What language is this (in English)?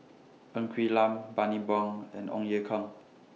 English